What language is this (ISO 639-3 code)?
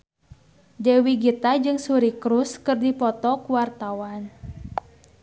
sun